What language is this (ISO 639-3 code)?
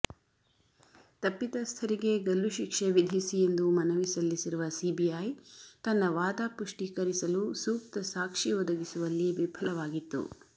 kan